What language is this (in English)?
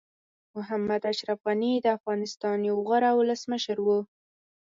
Pashto